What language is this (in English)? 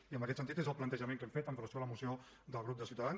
Catalan